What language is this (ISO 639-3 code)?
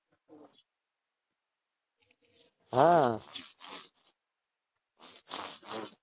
guj